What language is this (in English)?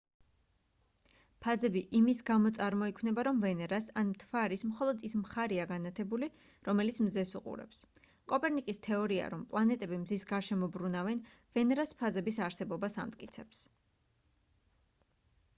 Georgian